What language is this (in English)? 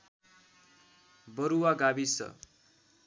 Nepali